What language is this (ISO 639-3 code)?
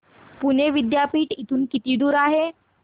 mar